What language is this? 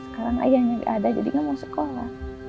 Indonesian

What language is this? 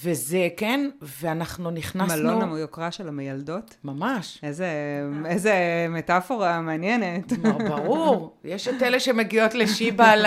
Hebrew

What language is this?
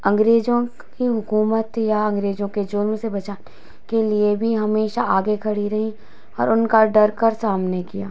Hindi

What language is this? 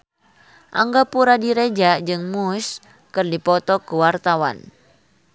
Sundanese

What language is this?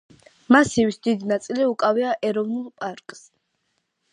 Georgian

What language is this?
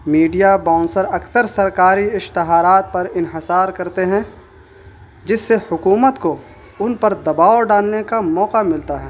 Urdu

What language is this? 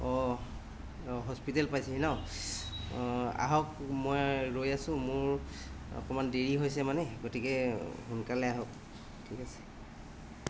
Assamese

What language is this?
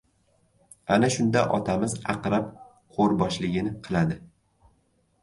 Uzbek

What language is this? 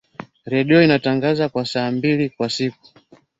Swahili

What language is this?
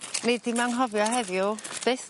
Welsh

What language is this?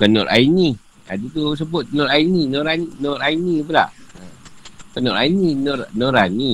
Malay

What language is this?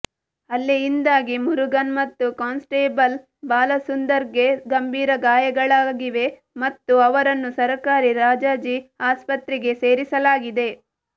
Kannada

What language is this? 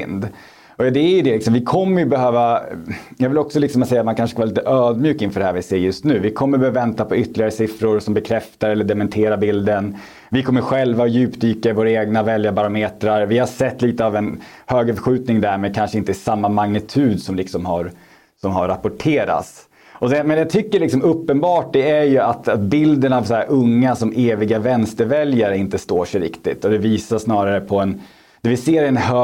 Swedish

